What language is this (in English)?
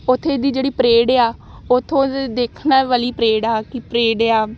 Punjabi